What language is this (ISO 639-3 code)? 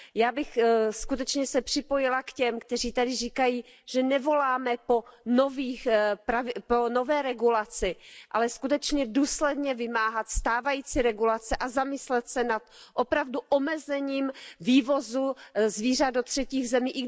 ces